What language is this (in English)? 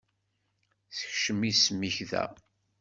Kabyle